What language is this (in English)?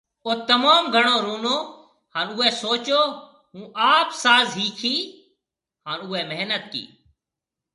Marwari (Pakistan)